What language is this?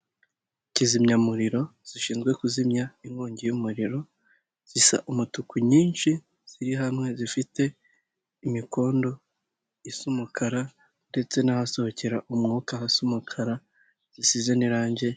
Kinyarwanda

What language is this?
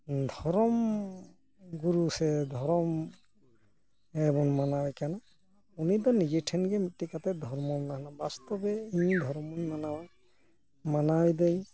Santali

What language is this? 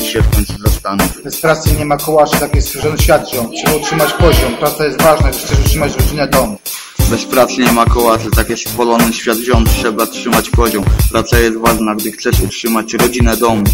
Polish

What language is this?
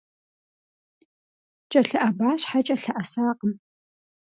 Kabardian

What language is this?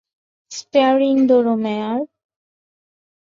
Bangla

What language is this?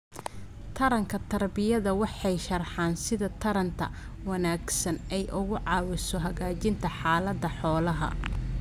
Somali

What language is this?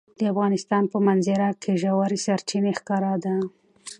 Pashto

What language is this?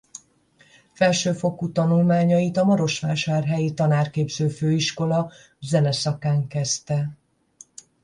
Hungarian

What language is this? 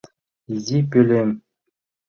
Mari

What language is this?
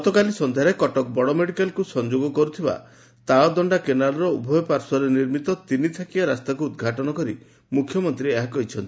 Odia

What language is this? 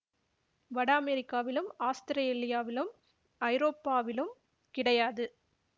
Tamil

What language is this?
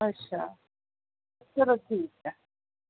Dogri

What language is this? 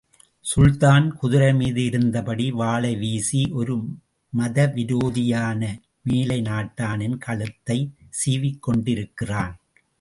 Tamil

